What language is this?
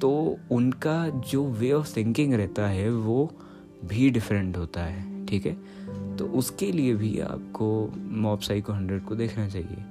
Hindi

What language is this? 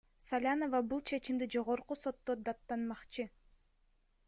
Kyrgyz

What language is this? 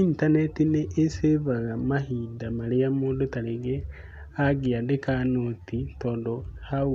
Kikuyu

